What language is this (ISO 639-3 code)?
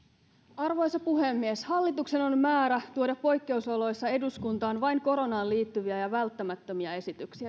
fin